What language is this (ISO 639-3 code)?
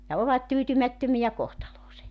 fin